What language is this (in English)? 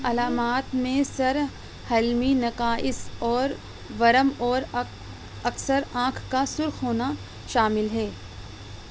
Urdu